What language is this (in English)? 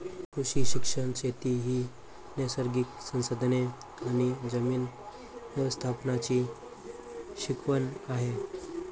Marathi